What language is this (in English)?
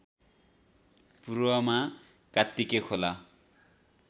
Nepali